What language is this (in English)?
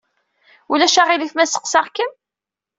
Kabyle